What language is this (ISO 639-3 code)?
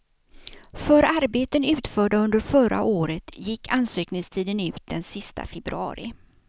swe